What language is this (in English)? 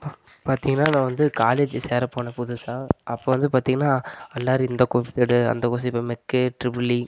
Tamil